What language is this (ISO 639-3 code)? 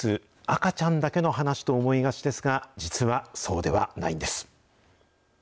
jpn